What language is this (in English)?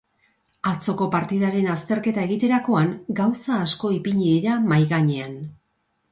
Basque